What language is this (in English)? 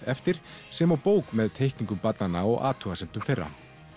Icelandic